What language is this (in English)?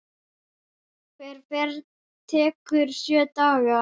Icelandic